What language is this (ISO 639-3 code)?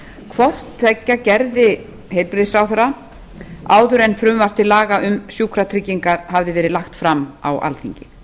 isl